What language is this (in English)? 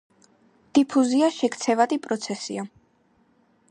Georgian